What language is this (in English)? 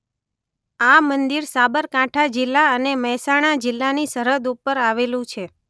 Gujarati